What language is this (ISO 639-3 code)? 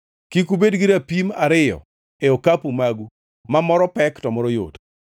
luo